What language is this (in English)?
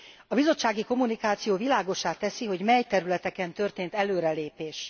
Hungarian